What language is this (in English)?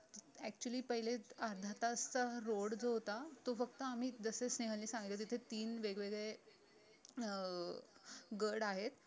Marathi